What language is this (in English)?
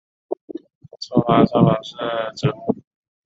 Chinese